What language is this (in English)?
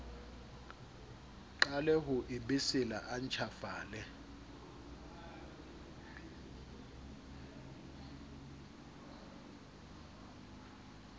Southern Sotho